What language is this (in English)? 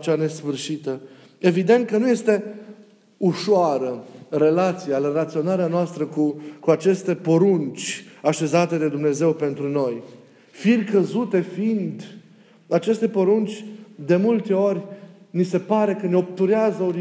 Romanian